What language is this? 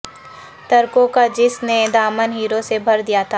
Urdu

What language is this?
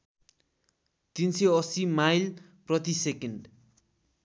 Nepali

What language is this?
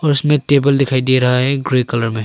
Hindi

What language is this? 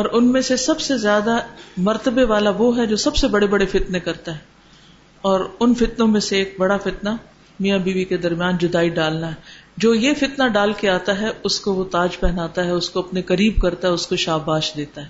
Urdu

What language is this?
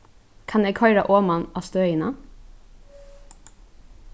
Faroese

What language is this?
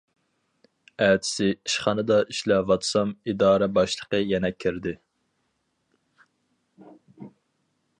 Uyghur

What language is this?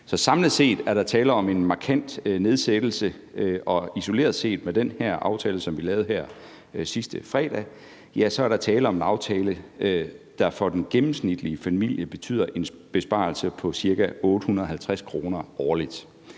Danish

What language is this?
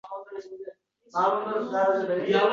Uzbek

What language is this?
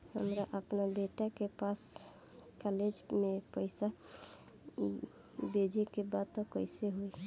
Bhojpuri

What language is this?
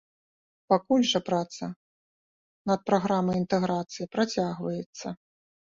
Belarusian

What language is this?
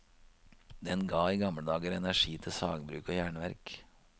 Norwegian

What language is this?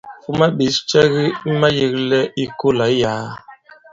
Bankon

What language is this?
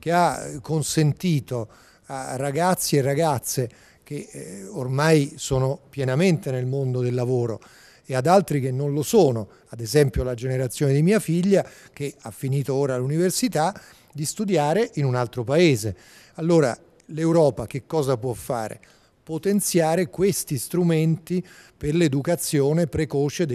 Italian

